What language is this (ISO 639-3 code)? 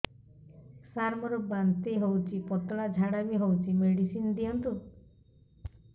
ori